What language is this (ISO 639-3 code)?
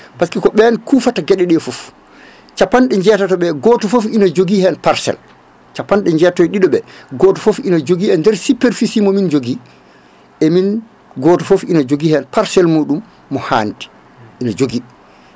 ful